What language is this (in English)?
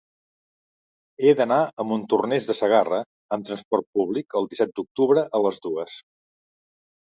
Catalan